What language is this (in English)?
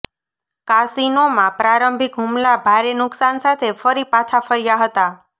Gujarati